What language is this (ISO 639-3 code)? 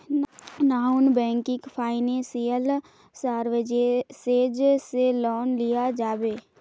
mag